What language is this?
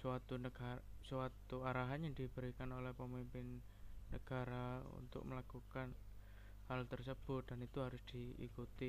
Indonesian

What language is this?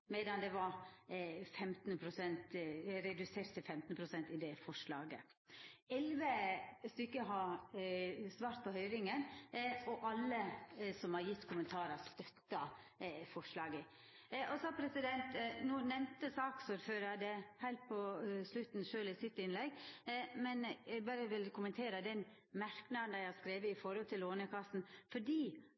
Norwegian Nynorsk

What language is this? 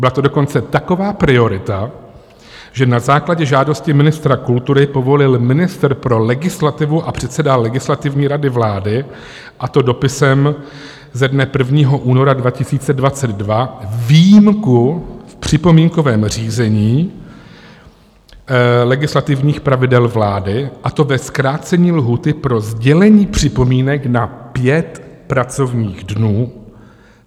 Czech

